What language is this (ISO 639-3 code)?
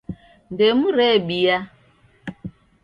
dav